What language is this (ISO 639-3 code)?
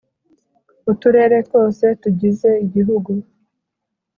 kin